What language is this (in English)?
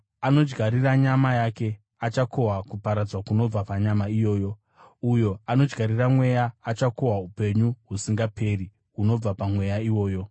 Shona